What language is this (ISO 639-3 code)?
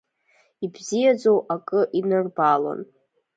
abk